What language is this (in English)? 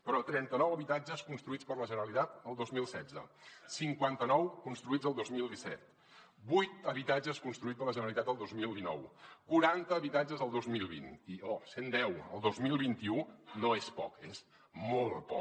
Catalan